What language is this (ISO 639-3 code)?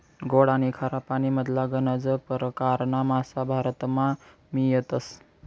mar